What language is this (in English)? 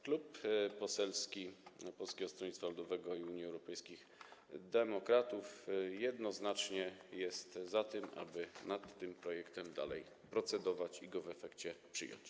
Polish